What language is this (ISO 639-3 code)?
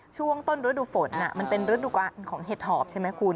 tha